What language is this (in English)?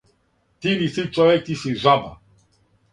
Serbian